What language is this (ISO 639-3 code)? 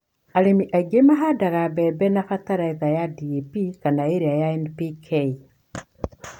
kik